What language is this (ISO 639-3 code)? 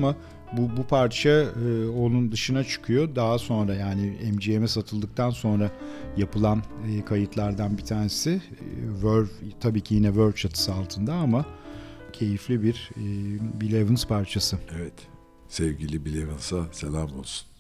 tur